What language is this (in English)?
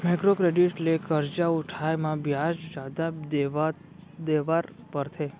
Chhattisgarhi